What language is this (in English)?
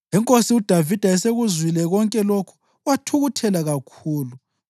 North Ndebele